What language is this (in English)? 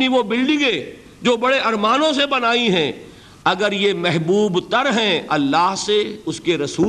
Urdu